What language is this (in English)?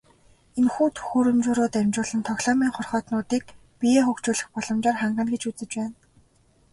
Mongolian